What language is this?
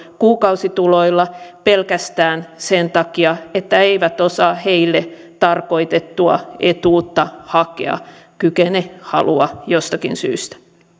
Finnish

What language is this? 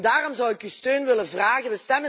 Dutch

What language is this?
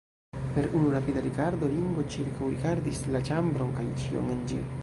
Esperanto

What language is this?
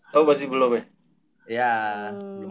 Indonesian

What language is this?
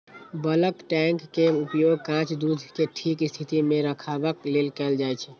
Maithili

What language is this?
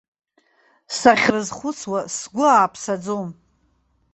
Abkhazian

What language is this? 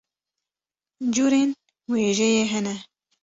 Kurdish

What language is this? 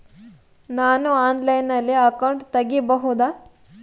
Kannada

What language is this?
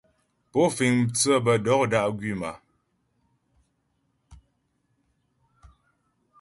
Ghomala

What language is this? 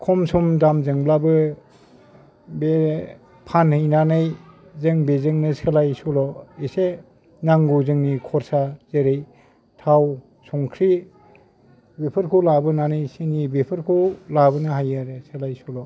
Bodo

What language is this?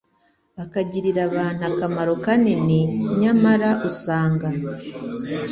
Kinyarwanda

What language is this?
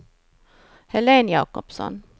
Swedish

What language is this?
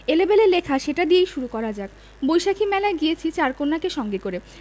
Bangla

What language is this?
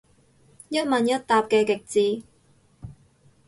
Cantonese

